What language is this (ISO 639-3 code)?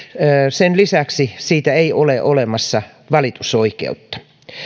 fin